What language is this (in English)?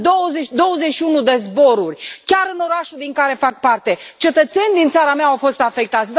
Romanian